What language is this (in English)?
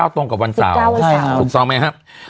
Thai